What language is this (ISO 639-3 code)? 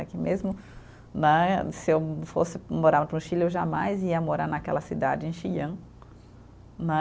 por